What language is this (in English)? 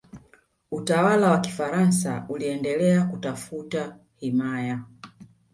Swahili